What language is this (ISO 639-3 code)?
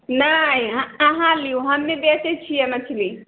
mai